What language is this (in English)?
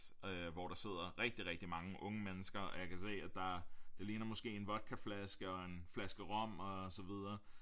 Danish